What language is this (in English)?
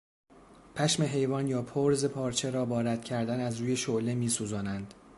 Persian